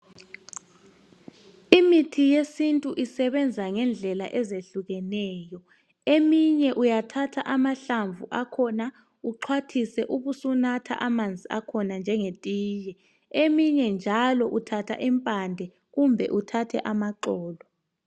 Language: North Ndebele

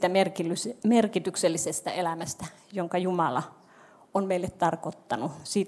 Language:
Finnish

